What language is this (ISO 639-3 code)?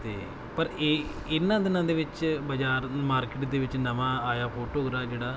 pan